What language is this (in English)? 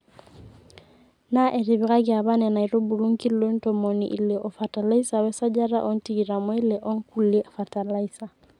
Masai